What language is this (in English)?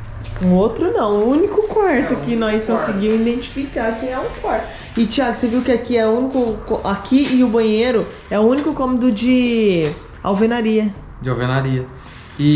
Portuguese